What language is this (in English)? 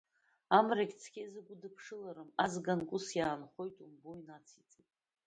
Abkhazian